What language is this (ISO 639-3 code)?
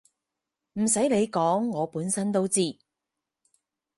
yue